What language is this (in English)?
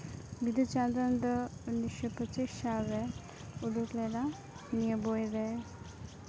Santali